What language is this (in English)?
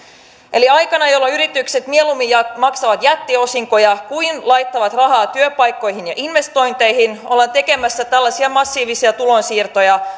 Finnish